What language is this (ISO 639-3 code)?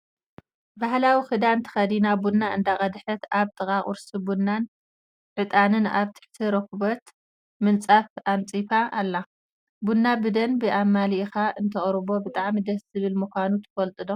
tir